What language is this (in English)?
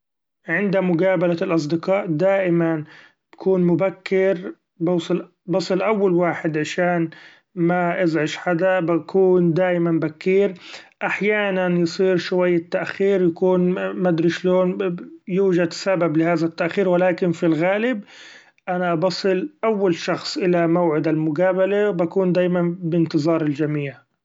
Gulf Arabic